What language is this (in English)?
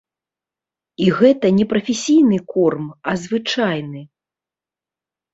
Belarusian